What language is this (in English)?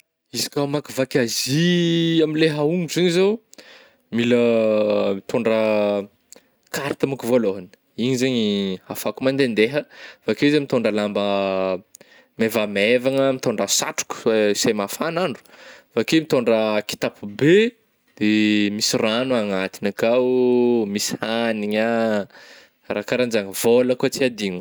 Northern Betsimisaraka Malagasy